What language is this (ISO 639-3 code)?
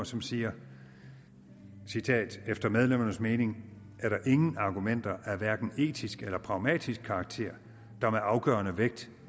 dan